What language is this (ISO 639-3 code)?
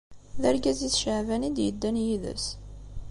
kab